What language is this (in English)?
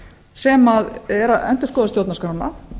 Icelandic